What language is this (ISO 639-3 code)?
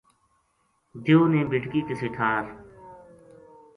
gju